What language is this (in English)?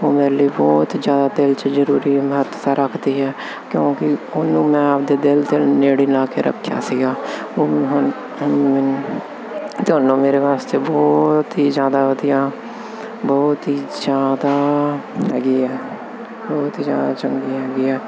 Punjabi